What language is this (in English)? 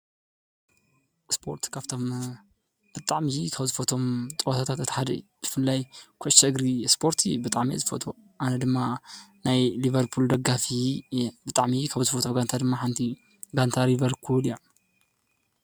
Tigrinya